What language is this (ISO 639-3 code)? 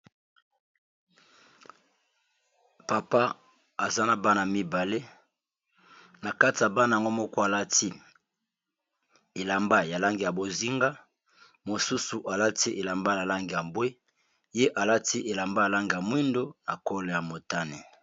lin